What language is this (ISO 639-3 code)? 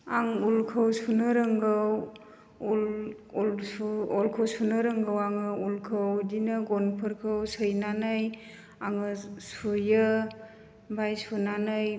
brx